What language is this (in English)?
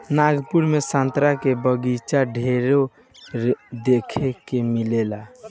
Bhojpuri